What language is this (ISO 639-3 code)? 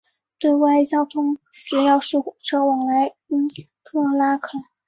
zho